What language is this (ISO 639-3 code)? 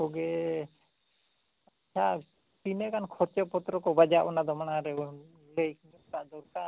sat